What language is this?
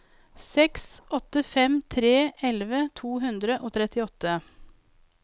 Norwegian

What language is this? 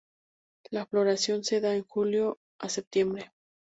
Spanish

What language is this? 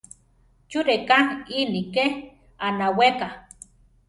Central Tarahumara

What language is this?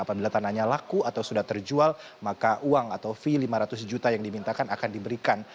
Indonesian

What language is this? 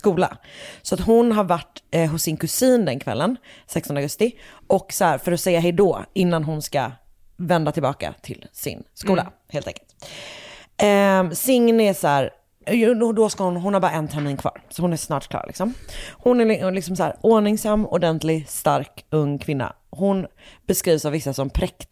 Swedish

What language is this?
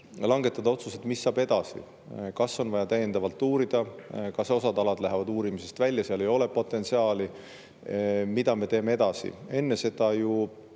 Estonian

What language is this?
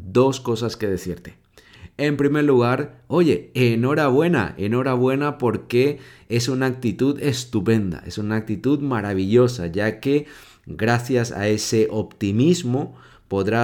Spanish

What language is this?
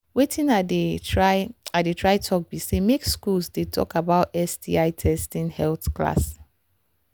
Nigerian Pidgin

